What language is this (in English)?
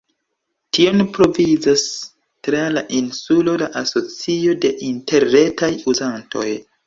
Esperanto